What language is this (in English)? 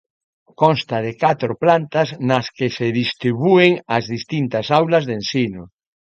Galician